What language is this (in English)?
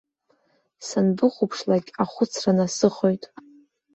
Abkhazian